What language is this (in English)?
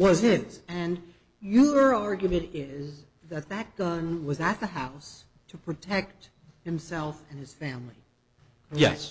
English